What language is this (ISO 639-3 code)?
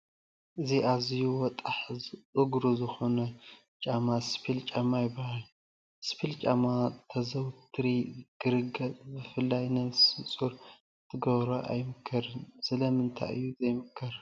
tir